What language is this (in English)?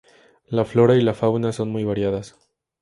Spanish